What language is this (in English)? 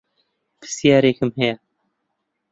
Central Kurdish